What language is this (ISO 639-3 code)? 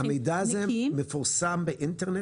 heb